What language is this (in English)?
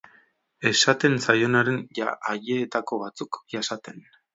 Basque